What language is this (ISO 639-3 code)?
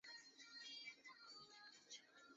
zho